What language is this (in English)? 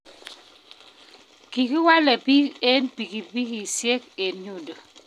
Kalenjin